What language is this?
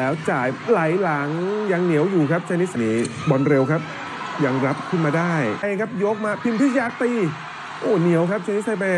Thai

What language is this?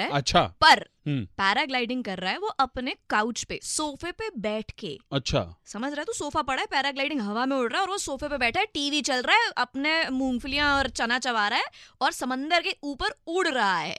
Hindi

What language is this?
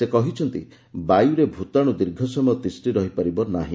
Odia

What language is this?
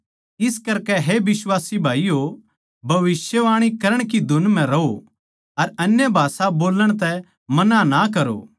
Haryanvi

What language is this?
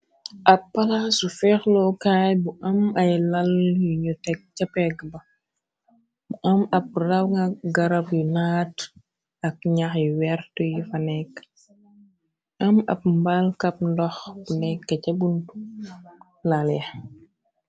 Wolof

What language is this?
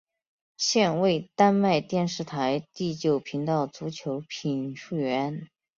Chinese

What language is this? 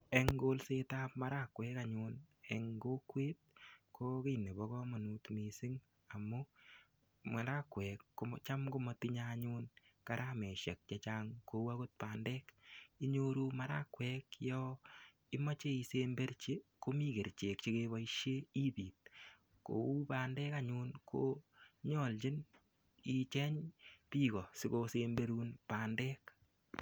Kalenjin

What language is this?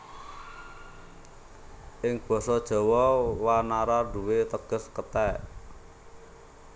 Javanese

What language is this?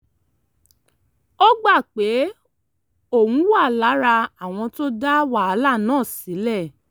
Yoruba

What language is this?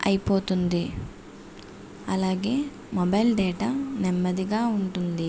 Telugu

